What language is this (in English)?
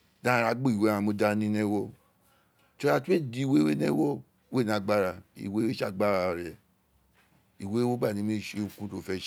Isekiri